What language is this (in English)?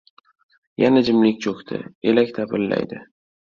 Uzbek